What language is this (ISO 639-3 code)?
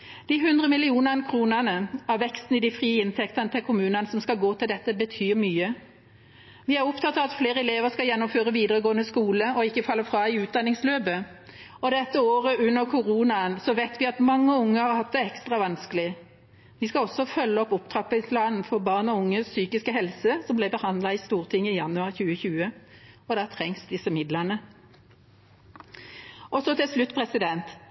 nob